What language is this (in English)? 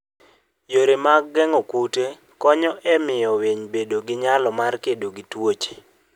Luo (Kenya and Tanzania)